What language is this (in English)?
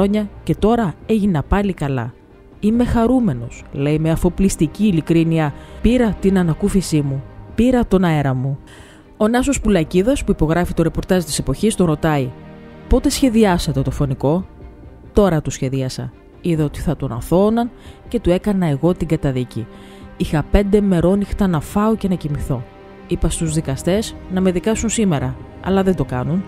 Greek